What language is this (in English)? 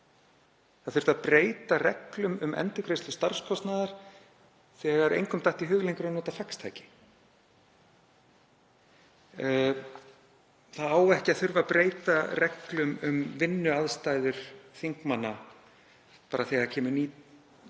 Icelandic